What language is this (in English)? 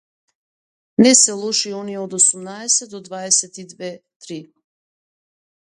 Macedonian